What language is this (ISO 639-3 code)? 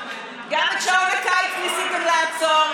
heb